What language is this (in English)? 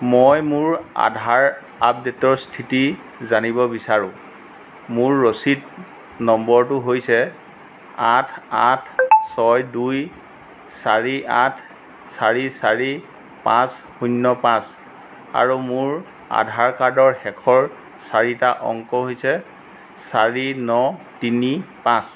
Assamese